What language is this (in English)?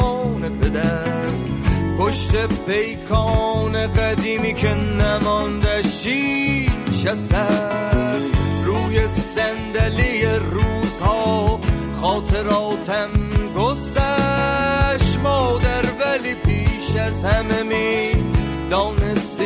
Persian